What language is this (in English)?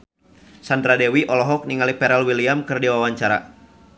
Sundanese